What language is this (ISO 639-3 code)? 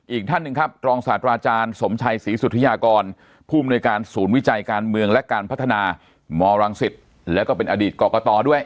tha